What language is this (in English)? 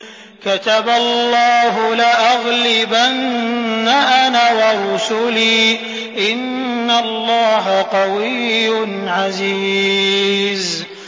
Arabic